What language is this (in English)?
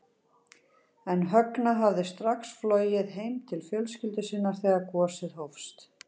Icelandic